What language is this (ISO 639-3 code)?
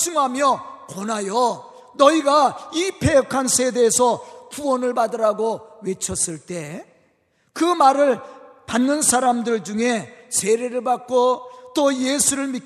kor